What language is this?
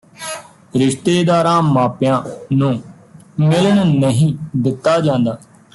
Punjabi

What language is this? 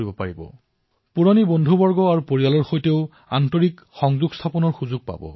Assamese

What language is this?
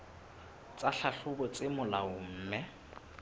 Southern Sotho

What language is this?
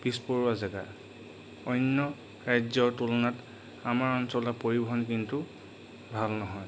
Assamese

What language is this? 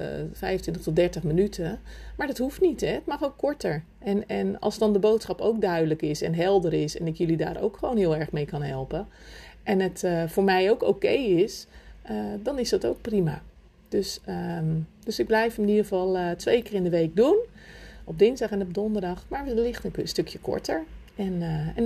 Dutch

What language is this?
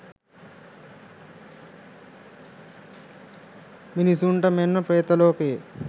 Sinhala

